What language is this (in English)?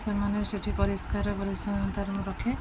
Odia